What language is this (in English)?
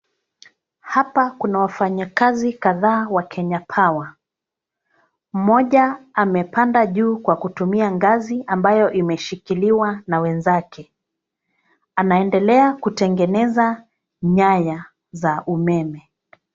Swahili